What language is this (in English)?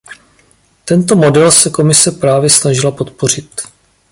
Czech